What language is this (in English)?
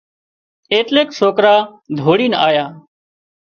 Wadiyara Koli